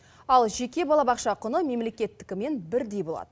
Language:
Kazakh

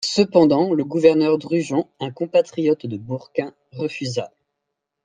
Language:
French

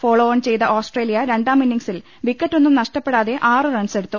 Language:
Malayalam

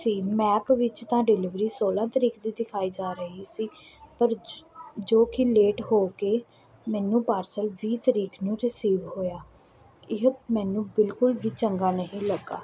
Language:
Punjabi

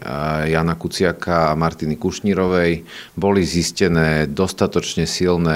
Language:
Slovak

